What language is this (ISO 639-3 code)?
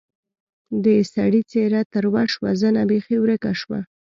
pus